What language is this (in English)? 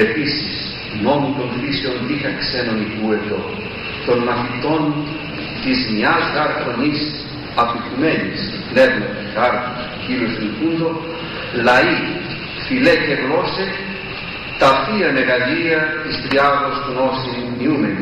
Greek